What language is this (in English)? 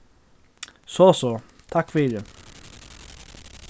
Faroese